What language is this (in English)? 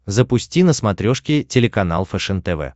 Russian